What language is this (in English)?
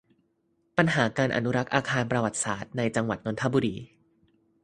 Thai